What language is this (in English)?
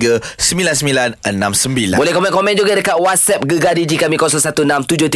Malay